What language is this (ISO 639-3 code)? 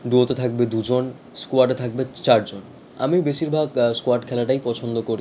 ben